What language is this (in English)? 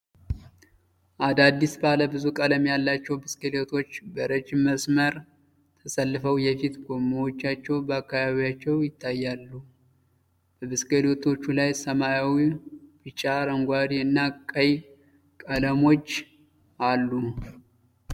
Amharic